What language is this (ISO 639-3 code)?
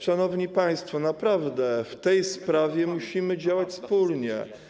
pol